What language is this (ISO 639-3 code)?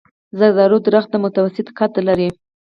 pus